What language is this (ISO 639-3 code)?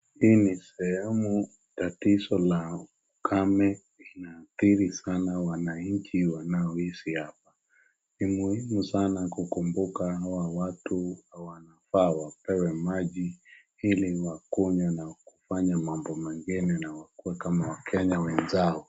swa